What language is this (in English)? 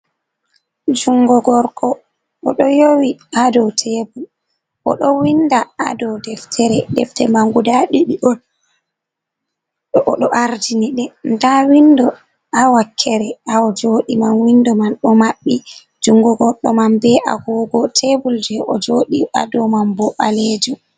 Fula